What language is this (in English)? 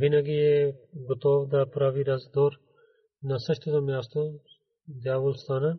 Bulgarian